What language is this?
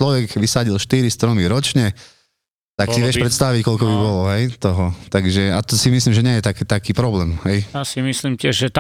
Slovak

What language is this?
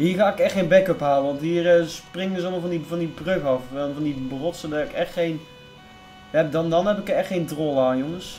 Dutch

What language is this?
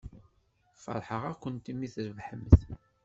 Kabyle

